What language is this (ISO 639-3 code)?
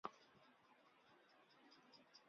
zho